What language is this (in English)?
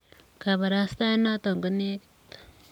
Kalenjin